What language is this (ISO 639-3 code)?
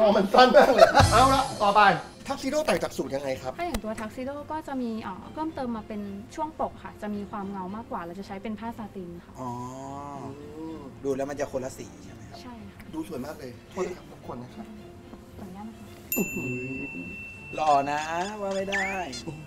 tha